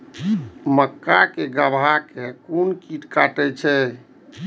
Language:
Maithili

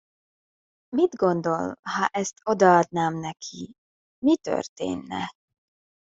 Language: Hungarian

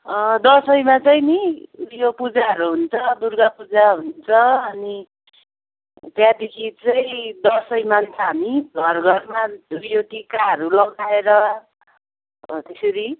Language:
Nepali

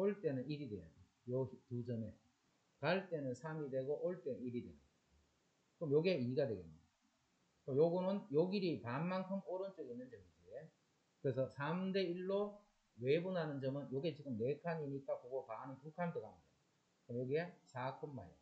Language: Korean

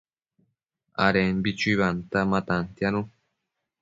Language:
Matsés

